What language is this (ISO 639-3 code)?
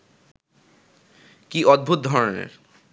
ben